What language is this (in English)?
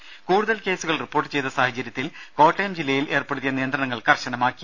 Malayalam